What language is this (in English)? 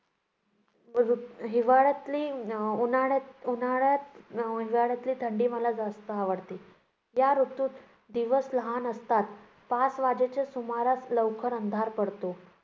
Marathi